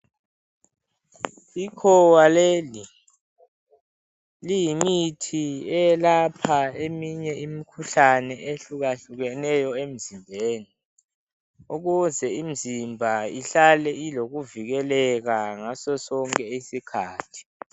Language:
North Ndebele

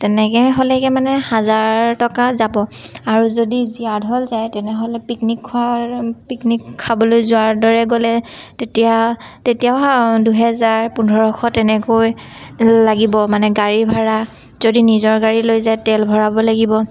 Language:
Assamese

